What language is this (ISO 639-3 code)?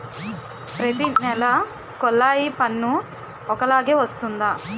tel